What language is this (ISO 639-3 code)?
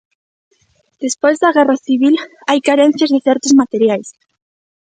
glg